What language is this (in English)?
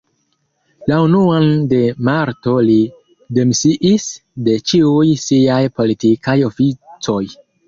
Esperanto